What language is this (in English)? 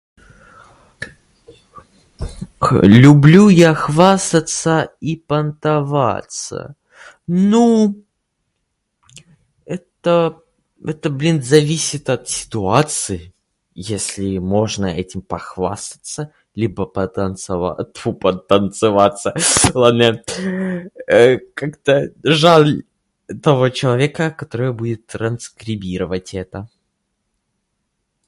Russian